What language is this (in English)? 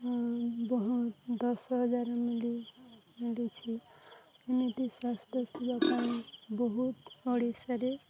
Odia